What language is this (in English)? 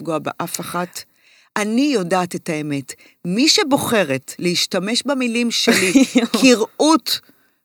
Hebrew